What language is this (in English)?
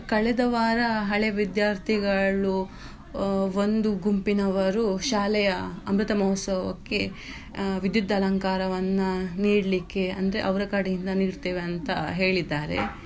Kannada